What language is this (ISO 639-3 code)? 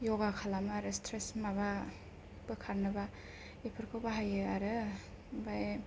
brx